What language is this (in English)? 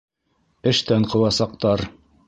Bashkir